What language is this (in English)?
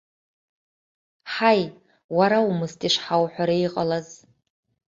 Abkhazian